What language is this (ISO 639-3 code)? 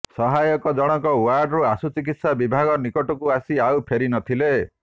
ori